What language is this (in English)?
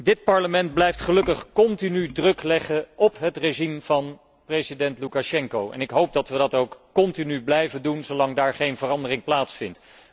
Dutch